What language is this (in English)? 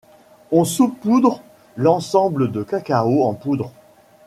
French